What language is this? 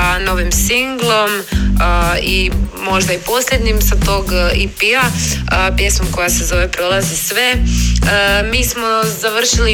Croatian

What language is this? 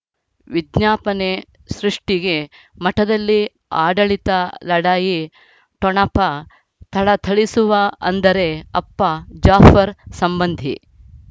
Kannada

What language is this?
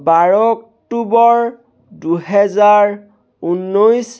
Assamese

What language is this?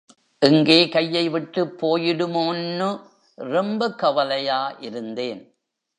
Tamil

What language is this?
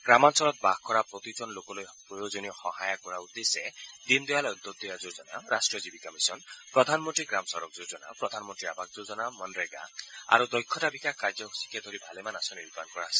Assamese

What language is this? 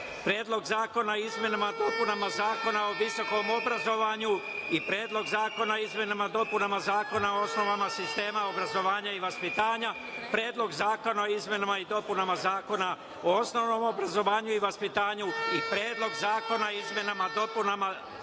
Serbian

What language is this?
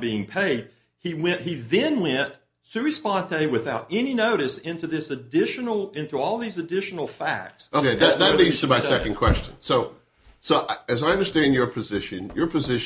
English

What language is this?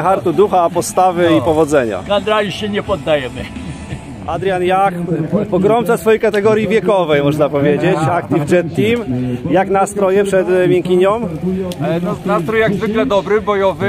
Polish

